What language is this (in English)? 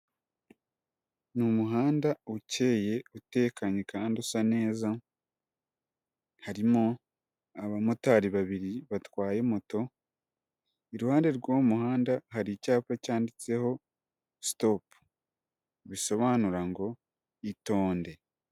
Kinyarwanda